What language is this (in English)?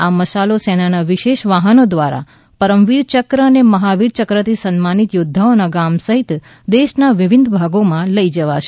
Gujarati